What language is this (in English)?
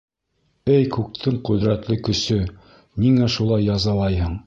Bashkir